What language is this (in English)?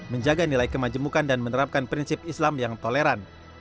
Indonesian